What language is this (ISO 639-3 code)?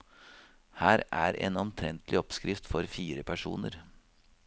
nor